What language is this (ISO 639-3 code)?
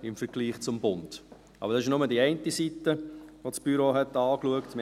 gsw